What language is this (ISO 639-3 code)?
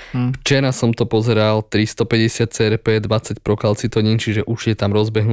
slk